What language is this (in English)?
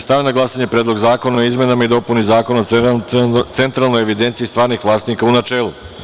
Serbian